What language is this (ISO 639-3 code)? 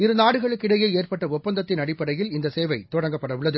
tam